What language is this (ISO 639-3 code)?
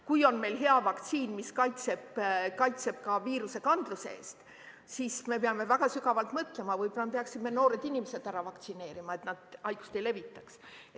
est